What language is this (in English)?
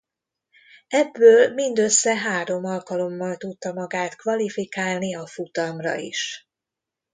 Hungarian